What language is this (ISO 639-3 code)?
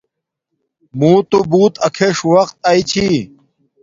dmk